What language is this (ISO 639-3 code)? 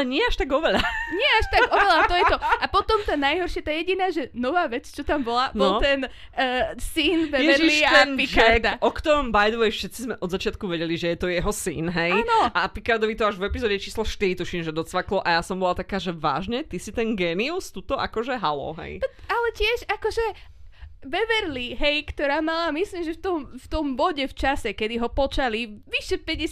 slk